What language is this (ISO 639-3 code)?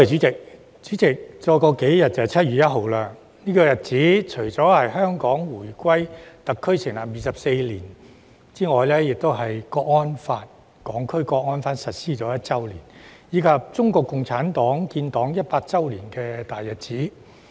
yue